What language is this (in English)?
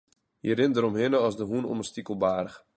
Western Frisian